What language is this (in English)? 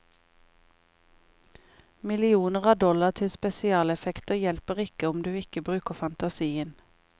Norwegian